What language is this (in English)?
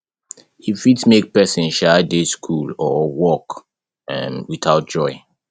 Nigerian Pidgin